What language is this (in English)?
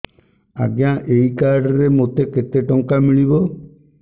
Odia